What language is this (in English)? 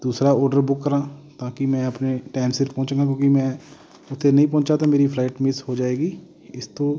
Punjabi